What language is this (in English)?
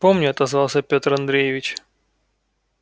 Russian